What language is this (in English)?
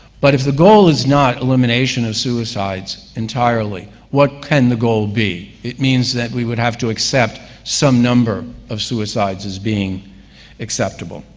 English